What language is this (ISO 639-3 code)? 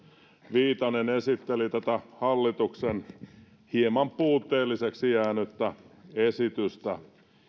fin